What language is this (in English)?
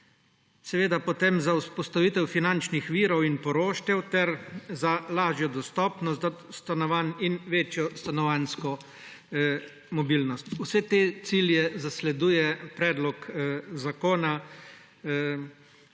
Slovenian